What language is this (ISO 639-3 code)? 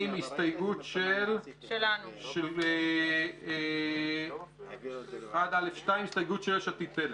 heb